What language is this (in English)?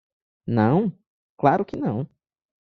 Portuguese